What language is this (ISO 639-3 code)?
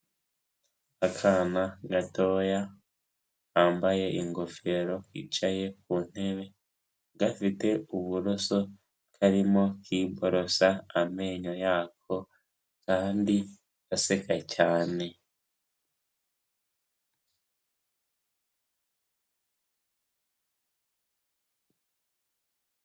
kin